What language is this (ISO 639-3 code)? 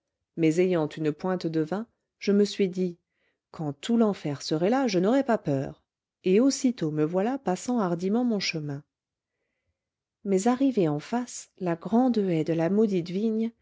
fra